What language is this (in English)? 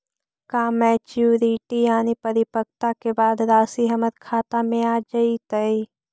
Magahi